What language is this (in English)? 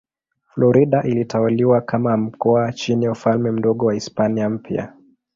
Swahili